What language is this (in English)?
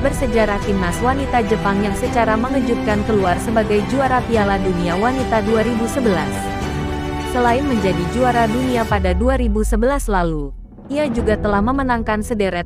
Indonesian